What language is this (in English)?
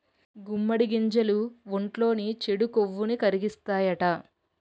Telugu